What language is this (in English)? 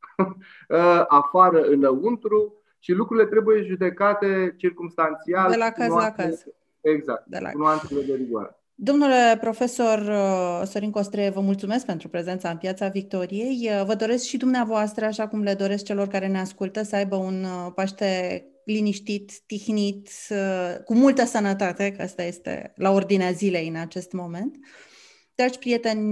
Romanian